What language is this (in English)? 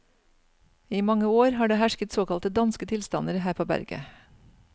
Norwegian